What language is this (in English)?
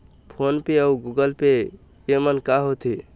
Chhattisgarhi